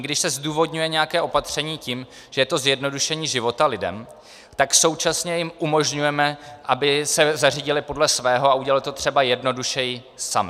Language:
Czech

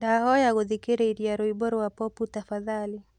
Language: Kikuyu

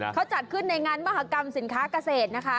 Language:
Thai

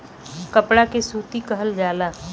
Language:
Bhojpuri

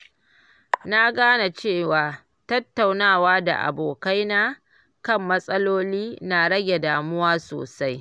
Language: Hausa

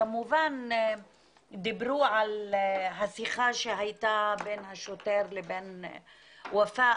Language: Hebrew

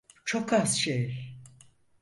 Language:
Turkish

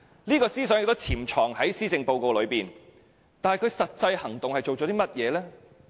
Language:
Cantonese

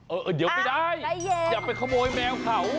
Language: Thai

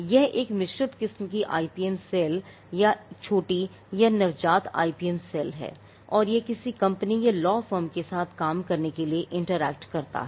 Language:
Hindi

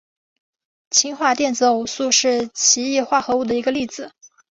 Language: Chinese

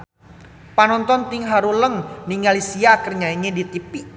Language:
Sundanese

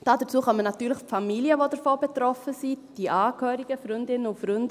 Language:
Swiss German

